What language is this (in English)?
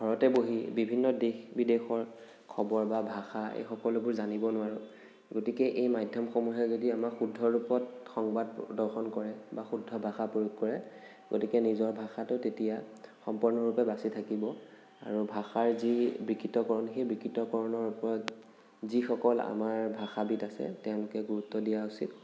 Assamese